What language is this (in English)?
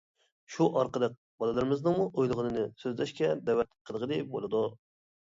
Uyghur